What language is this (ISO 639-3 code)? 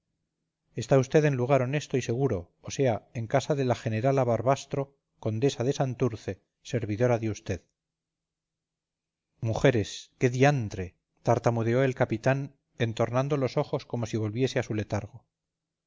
spa